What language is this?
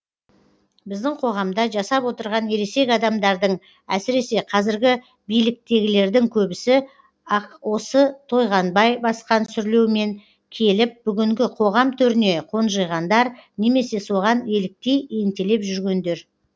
Kazakh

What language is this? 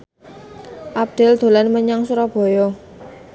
Javanese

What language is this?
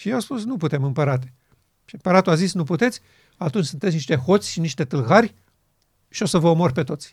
Romanian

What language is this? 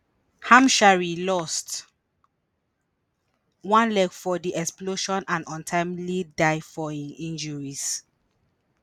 Nigerian Pidgin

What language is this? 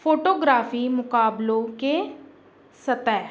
Urdu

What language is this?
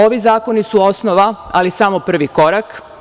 Serbian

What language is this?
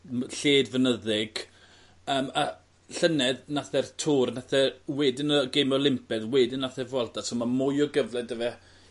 Welsh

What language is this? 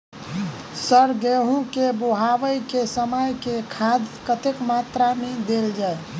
Maithili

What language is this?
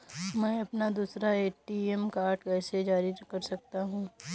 Hindi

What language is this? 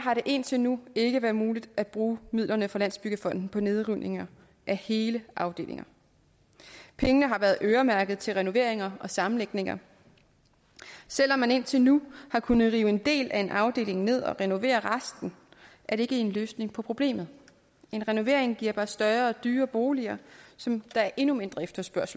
Danish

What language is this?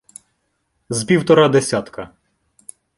Ukrainian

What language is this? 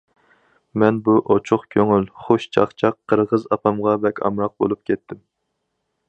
Uyghur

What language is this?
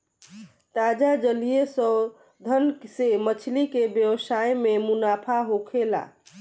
Bhojpuri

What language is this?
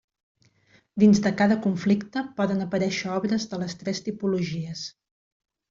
Catalan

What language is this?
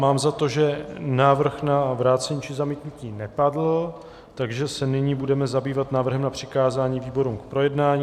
Czech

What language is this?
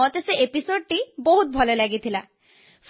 Odia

